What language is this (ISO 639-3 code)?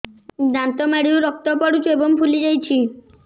ori